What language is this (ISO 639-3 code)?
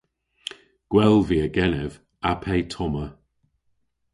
cor